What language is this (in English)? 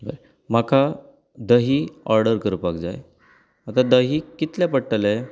Konkani